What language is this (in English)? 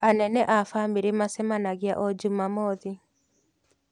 Kikuyu